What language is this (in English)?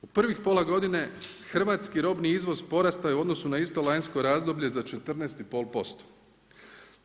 Croatian